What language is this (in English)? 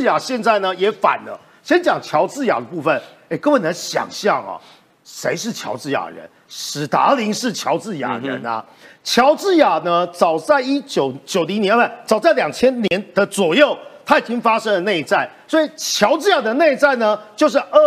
Chinese